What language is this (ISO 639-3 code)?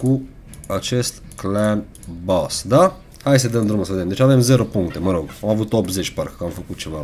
ron